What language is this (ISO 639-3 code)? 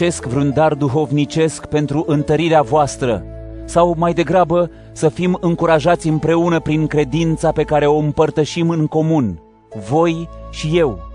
ron